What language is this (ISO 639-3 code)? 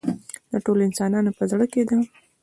pus